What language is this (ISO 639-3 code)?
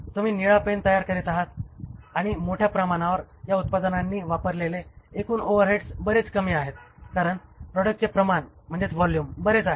mar